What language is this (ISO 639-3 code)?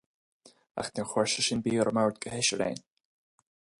gle